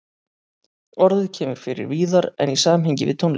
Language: Icelandic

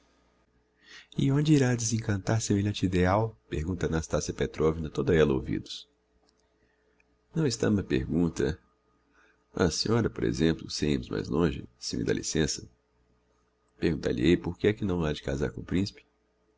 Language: Portuguese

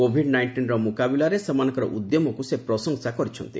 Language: Odia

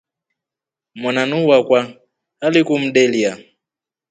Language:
Rombo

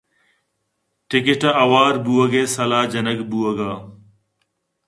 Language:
Eastern Balochi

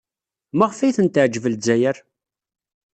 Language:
Kabyle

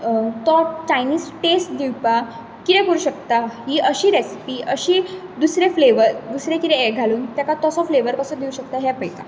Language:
Konkani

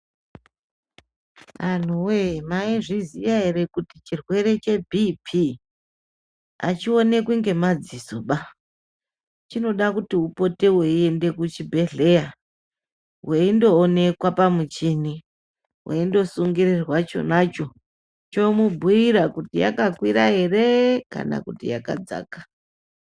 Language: Ndau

